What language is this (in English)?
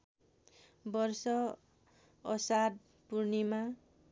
Nepali